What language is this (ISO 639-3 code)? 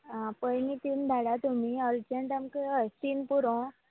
kok